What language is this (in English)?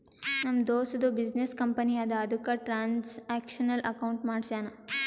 Kannada